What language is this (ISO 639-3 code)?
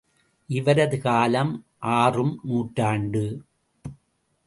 tam